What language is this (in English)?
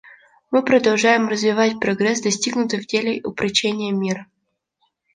Russian